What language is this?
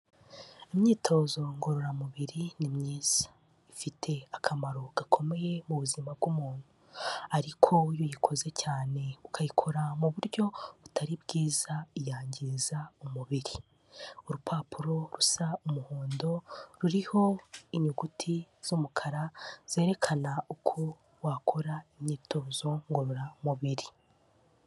Kinyarwanda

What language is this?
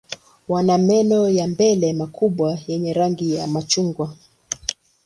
Swahili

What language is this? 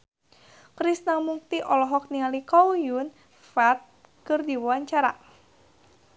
Sundanese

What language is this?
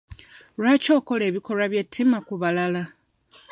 Ganda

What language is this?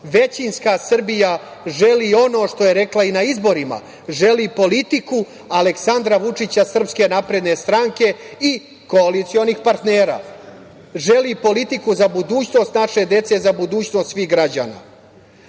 Serbian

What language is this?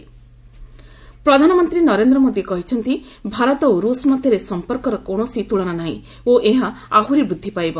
Odia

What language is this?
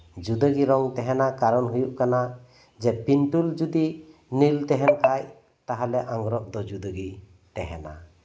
Santali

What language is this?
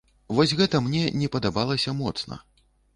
Belarusian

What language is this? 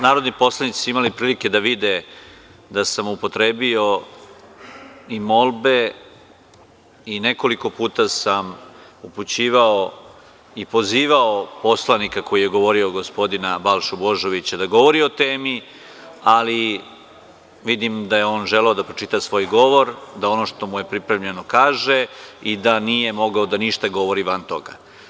Serbian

